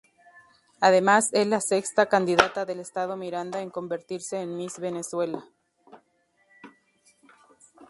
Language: Spanish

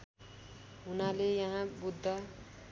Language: Nepali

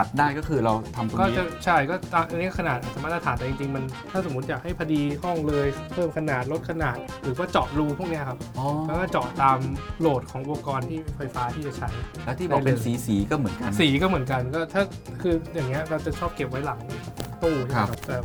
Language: Thai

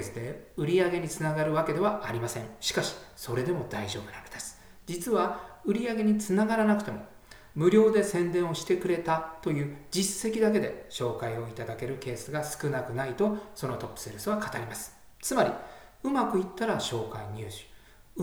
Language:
Japanese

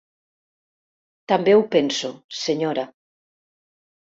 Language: Catalan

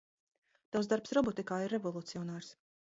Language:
Latvian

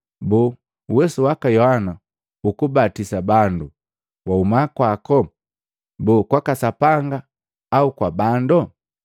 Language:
Matengo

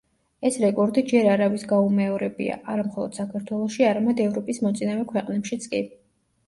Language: Georgian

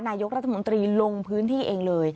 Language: Thai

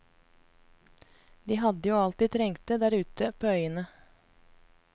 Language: Norwegian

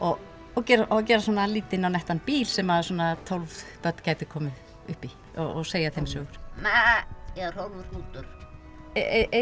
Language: Icelandic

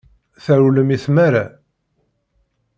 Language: Kabyle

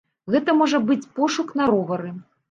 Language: Belarusian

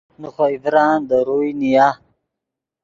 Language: Yidgha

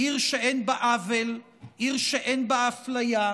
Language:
Hebrew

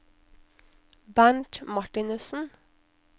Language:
Norwegian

